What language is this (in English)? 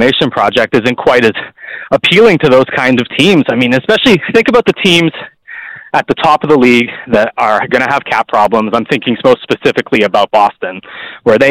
English